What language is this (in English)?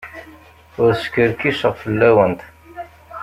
Kabyle